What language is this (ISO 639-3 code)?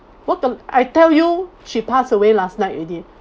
eng